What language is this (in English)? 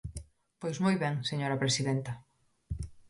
Galician